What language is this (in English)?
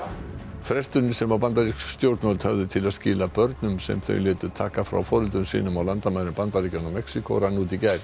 Icelandic